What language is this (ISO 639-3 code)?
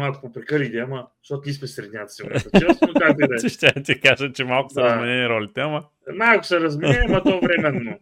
bul